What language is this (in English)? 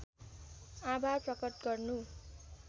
Nepali